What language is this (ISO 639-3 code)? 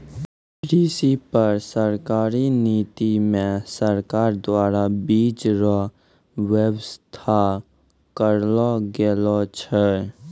mai